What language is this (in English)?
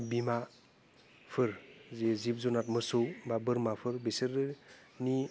Bodo